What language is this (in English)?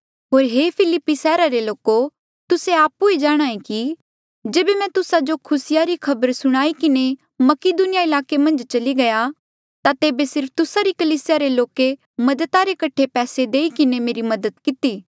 Mandeali